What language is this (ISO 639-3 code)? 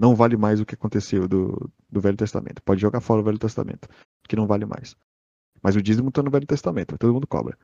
por